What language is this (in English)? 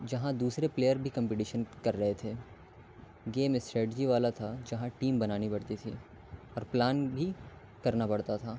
Urdu